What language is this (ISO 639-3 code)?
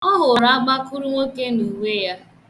ibo